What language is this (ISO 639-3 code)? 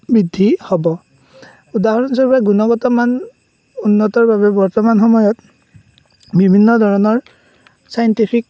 asm